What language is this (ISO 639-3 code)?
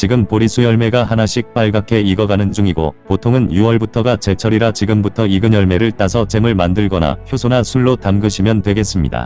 kor